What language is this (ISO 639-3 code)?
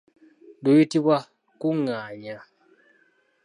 lug